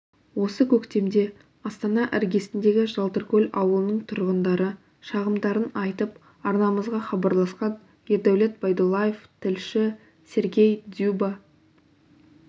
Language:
Kazakh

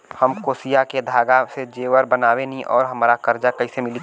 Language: Bhojpuri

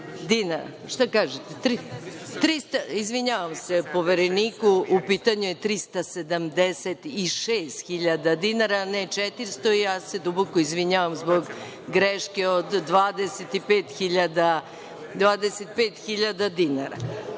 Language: Serbian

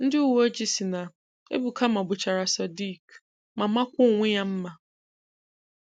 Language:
Igbo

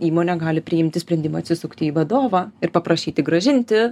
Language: Lithuanian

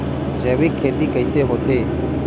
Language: Chhattisgarhi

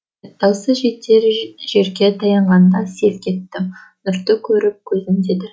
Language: Kazakh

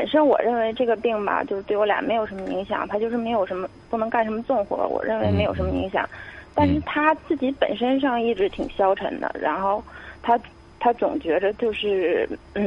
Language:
Chinese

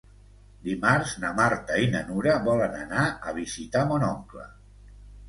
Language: Catalan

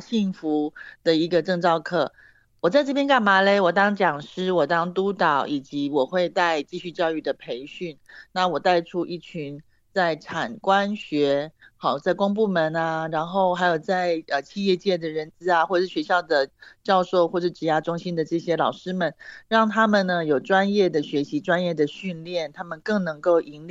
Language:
Chinese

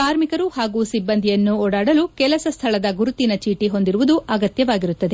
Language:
Kannada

